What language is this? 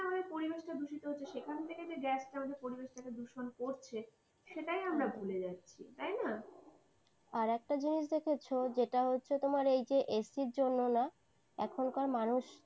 Bangla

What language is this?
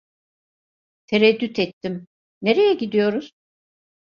Turkish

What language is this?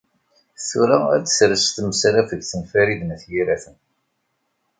Kabyle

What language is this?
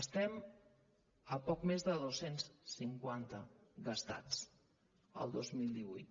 Catalan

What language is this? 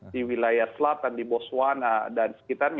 Indonesian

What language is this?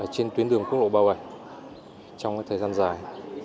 Vietnamese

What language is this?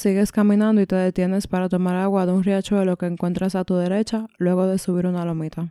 Spanish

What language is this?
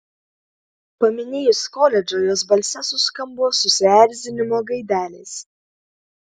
Lithuanian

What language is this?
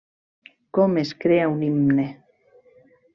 Catalan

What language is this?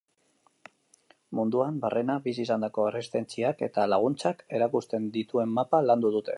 Basque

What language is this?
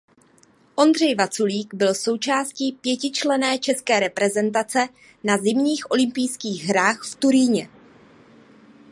Czech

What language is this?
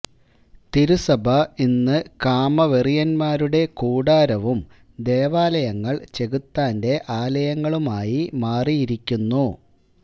Malayalam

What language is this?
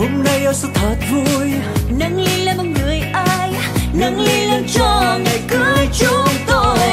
Vietnamese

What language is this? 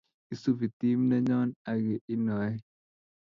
Kalenjin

